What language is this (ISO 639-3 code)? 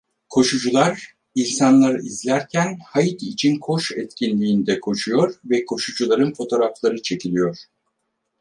tur